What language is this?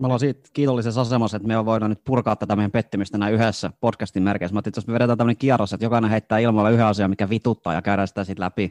Finnish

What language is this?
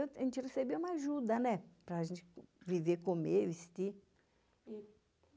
Portuguese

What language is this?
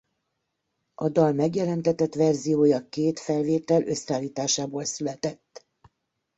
Hungarian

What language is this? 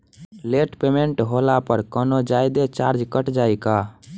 Bhojpuri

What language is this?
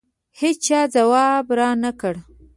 Pashto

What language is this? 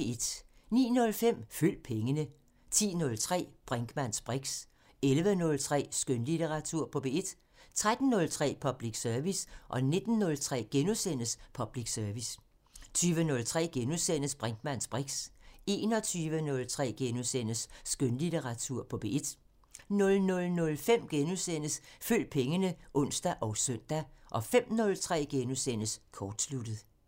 Danish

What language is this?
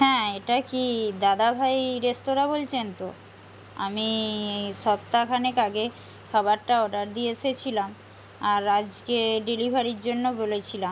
Bangla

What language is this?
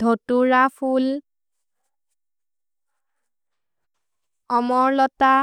Maria (India)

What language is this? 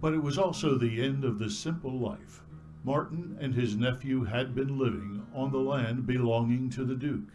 French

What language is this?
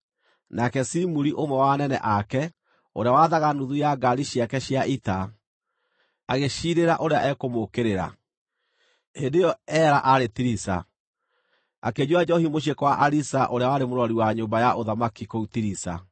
Kikuyu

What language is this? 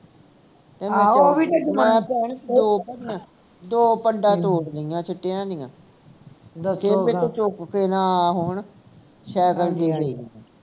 Punjabi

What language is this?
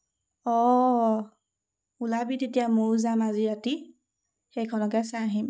Assamese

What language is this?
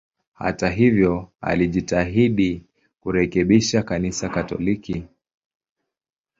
Swahili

